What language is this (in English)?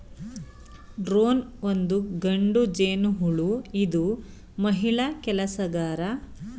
Kannada